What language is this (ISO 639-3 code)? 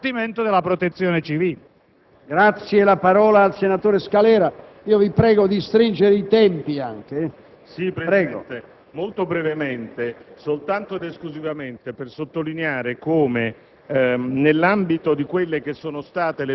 ita